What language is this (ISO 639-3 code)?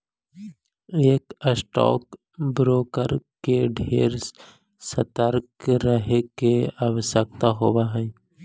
mag